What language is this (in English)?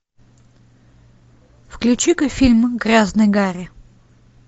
Russian